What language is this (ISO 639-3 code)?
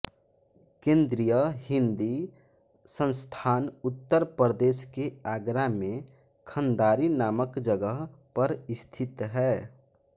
hin